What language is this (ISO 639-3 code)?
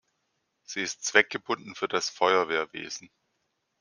deu